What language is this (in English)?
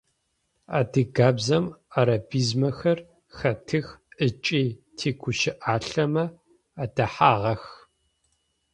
Adyghe